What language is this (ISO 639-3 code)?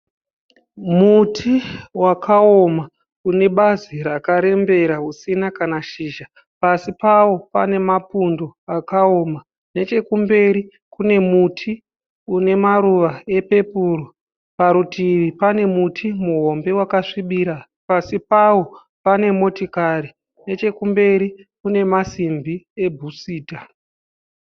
sna